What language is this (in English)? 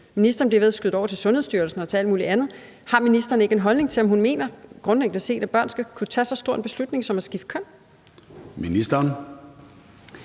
Danish